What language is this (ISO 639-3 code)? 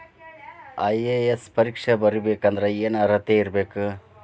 kan